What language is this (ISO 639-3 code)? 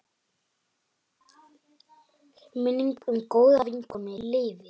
isl